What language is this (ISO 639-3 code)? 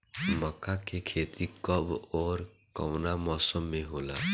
bho